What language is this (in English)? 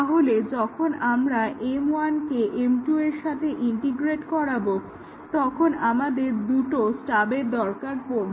Bangla